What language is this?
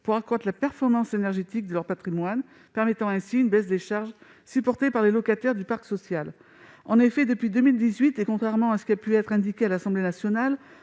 French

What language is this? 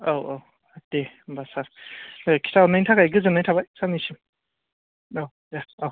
Bodo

